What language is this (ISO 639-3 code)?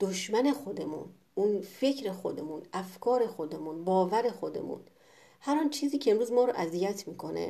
fas